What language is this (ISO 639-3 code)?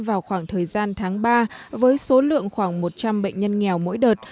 vie